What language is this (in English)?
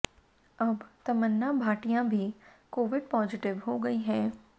Hindi